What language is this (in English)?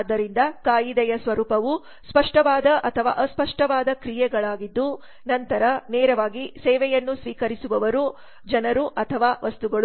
Kannada